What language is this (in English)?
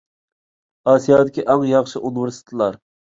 Uyghur